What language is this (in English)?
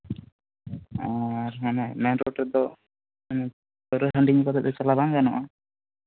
Santali